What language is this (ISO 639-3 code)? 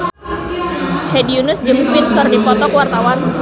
sun